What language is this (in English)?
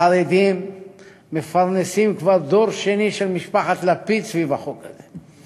Hebrew